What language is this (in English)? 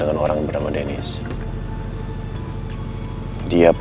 Indonesian